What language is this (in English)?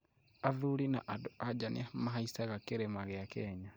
Kikuyu